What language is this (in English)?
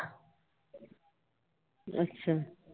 Punjabi